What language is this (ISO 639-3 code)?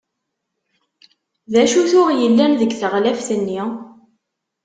kab